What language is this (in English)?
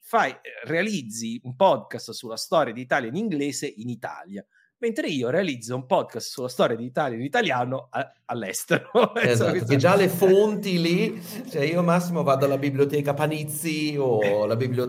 Italian